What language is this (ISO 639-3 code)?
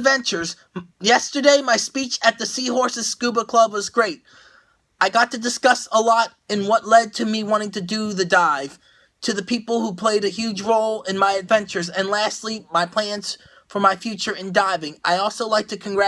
eng